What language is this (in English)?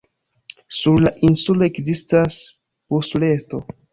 Esperanto